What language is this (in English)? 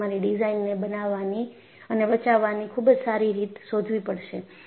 Gujarati